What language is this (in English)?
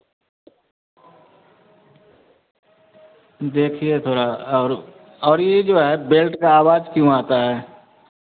Hindi